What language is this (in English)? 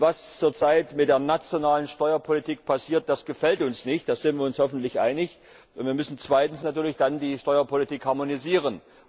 German